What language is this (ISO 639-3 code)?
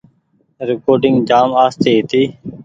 gig